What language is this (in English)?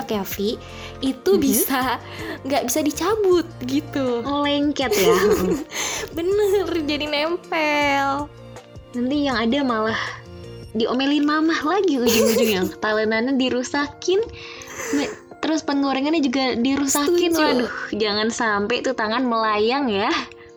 Indonesian